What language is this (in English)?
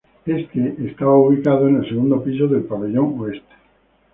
Spanish